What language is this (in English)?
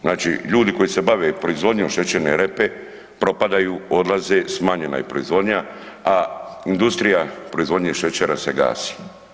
Croatian